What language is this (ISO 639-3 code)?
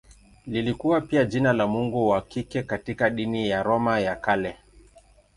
swa